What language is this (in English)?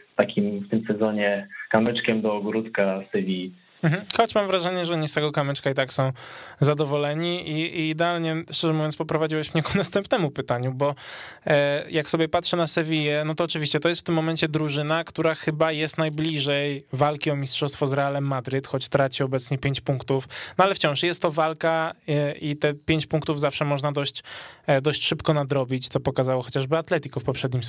Polish